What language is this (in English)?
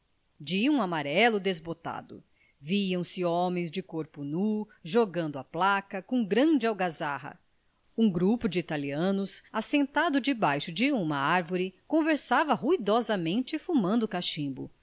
Portuguese